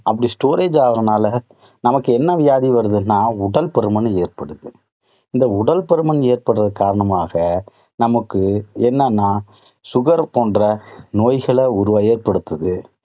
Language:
Tamil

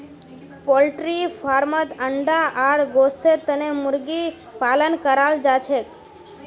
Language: Magahi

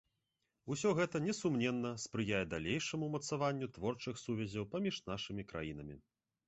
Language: Belarusian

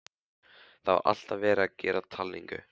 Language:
Icelandic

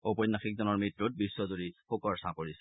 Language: Assamese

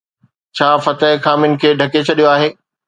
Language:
Sindhi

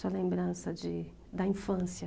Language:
Portuguese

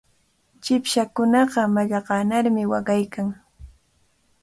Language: Cajatambo North Lima Quechua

